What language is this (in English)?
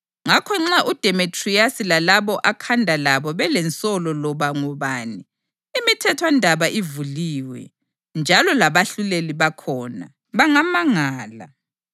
North Ndebele